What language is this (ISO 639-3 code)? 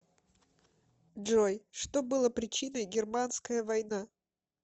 rus